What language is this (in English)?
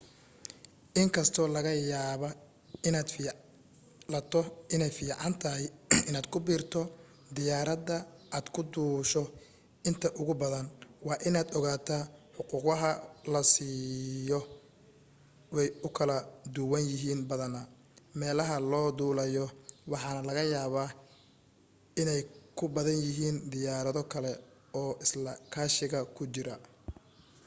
Somali